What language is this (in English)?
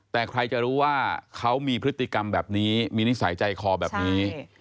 Thai